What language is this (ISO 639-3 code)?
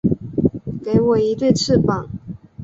zho